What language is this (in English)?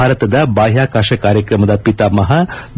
Kannada